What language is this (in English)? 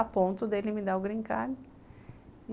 Portuguese